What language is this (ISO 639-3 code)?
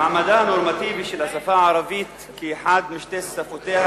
heb